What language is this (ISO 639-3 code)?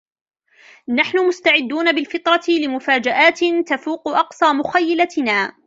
ara